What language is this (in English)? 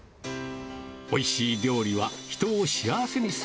Japanese